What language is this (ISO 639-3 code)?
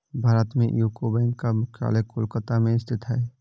hin